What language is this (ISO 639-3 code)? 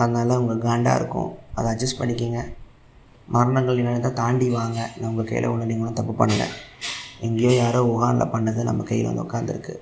tam